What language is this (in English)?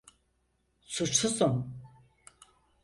Turkish